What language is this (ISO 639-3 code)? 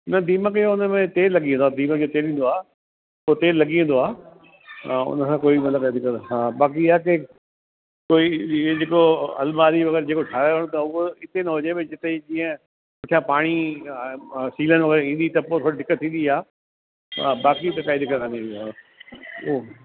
snd